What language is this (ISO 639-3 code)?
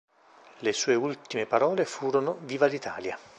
ita